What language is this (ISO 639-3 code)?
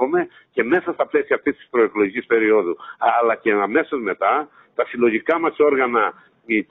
ell